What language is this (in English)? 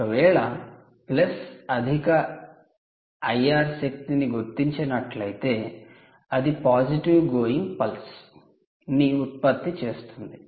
Telugu